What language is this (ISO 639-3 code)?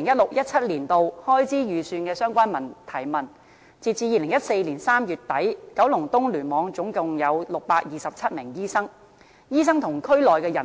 yue